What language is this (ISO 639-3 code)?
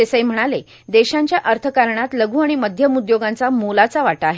mar